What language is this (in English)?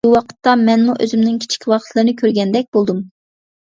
Uyghur